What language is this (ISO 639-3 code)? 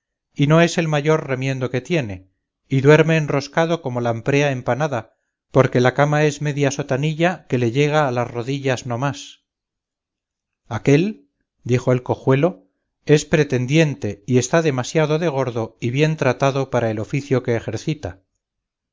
spa